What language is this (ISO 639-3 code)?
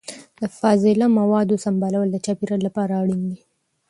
pus